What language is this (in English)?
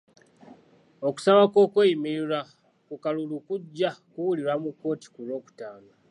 Ganda